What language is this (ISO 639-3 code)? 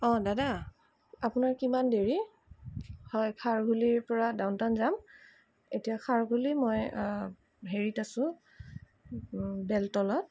asm